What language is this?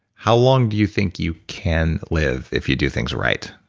English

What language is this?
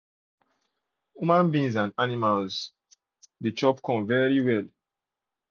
Nigerian Pidgin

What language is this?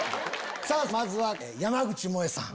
Japanese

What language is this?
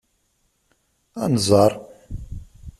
Kabyle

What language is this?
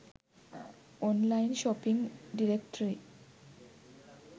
Sinhala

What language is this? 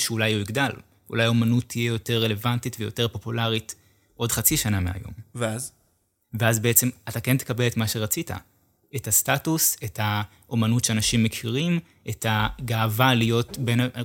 Hebrew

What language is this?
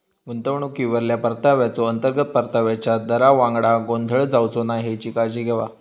Marathi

